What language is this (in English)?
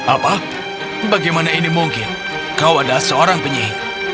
Indonesian